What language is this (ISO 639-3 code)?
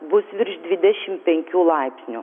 lit